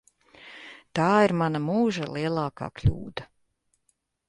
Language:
Latvian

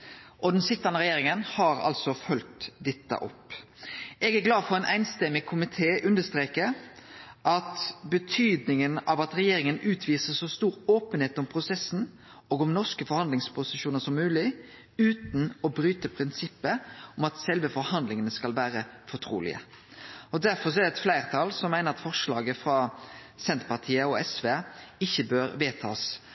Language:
Norwegian Nynorsk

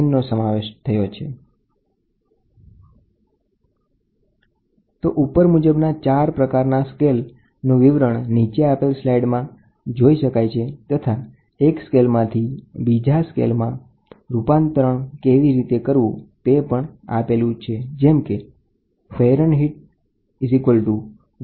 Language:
Gujarati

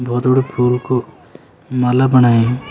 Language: Garhwali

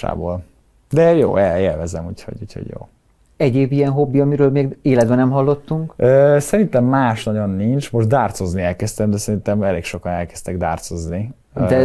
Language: Hungarian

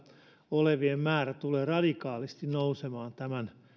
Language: Finnish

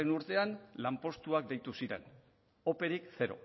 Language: Basque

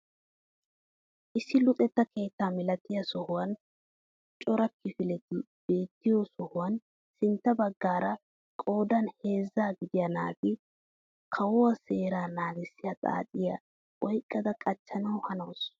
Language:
Wolaytta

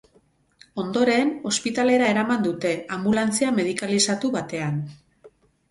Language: Basque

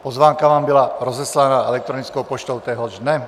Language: Czech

